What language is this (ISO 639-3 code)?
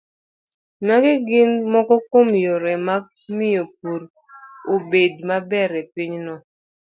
luo